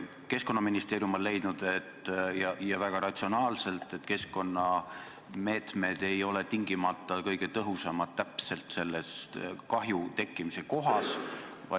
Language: Estonian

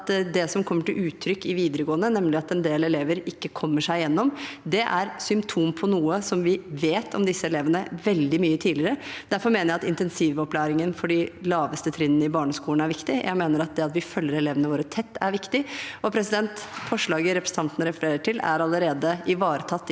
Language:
Norwegian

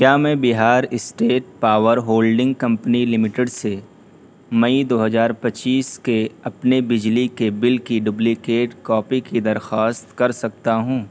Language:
Urdu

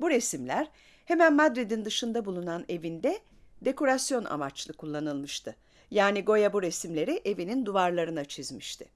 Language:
Turkish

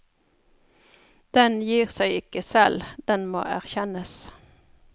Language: Norwegian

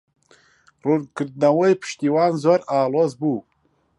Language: Central Kurdish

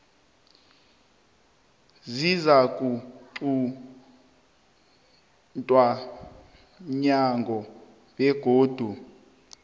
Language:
South Ndebele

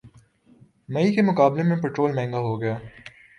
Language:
Urdu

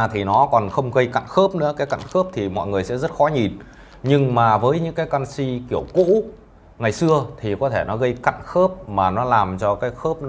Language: Vietnamese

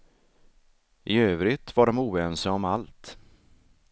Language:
Swedish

